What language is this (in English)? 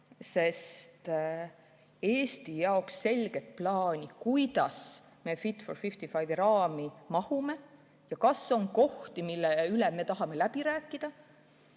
Estonian